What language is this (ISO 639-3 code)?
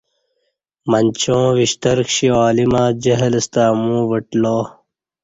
bsh